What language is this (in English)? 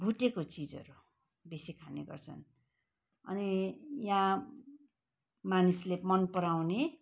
Nepali